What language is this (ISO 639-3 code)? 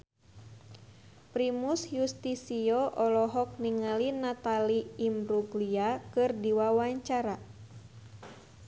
sun